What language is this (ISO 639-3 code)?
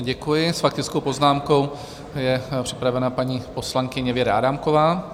ces